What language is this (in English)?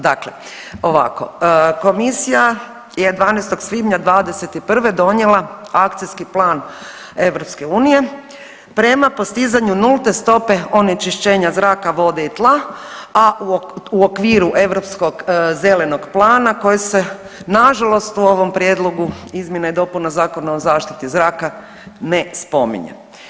Croatian